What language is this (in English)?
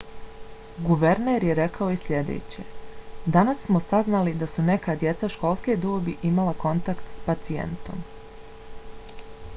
Bosnian